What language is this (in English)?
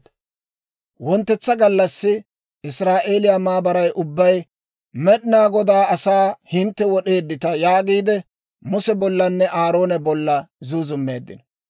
Dawro